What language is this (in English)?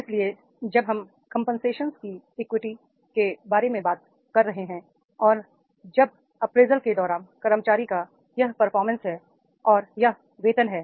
Hindi